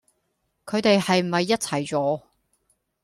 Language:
Cantonese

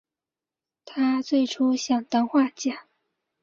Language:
Chinese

